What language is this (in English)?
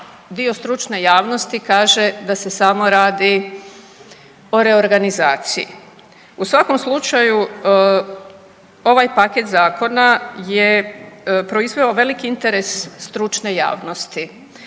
Croatian